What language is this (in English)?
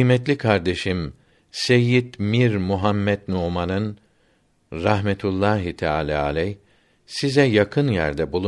Turkish